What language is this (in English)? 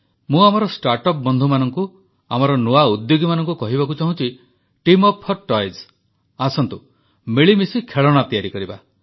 Odia